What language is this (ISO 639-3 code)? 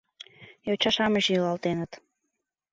chm